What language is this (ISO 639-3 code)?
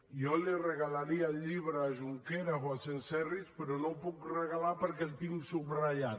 cat